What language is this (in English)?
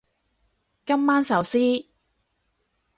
Cantonese